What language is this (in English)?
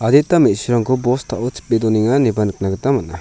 Garo